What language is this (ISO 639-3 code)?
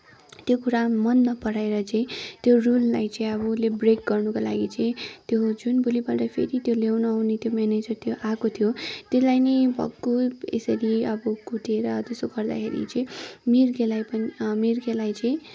nep